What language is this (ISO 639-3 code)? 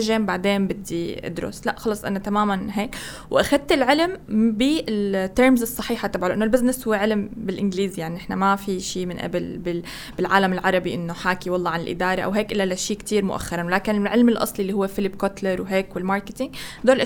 ara